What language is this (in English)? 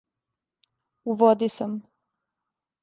Serbian